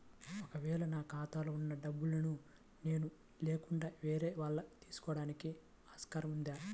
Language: Telugu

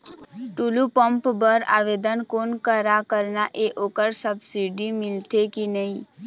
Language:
Chhattisgarhi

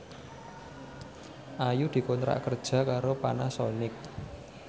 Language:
Javanese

